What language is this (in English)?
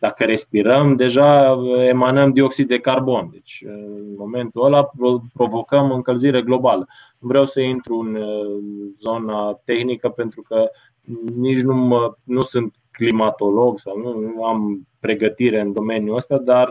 Romanian